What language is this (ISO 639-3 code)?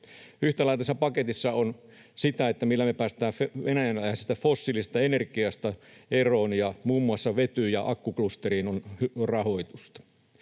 fin